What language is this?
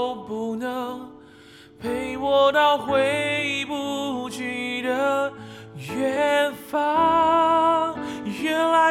Chinese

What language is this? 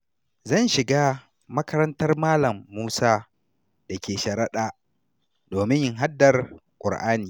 Hausa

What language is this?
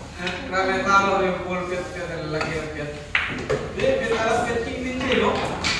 Indonesian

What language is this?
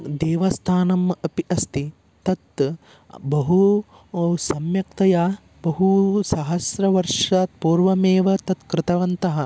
Sanskrit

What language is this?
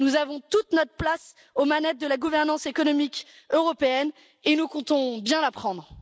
French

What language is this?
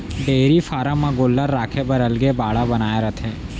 Chhattisgarhi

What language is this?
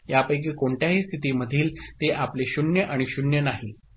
Marathi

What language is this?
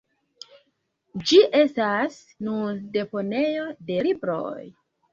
Esperanto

